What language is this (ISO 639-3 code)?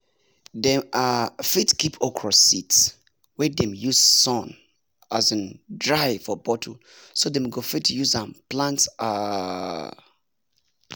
pcm